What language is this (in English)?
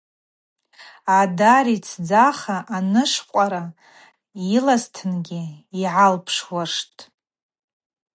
Abaza